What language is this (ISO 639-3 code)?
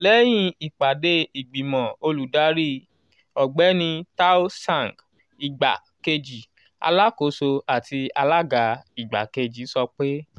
yor